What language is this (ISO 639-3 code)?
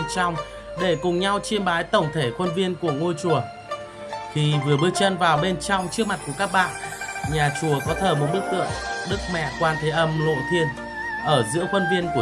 vie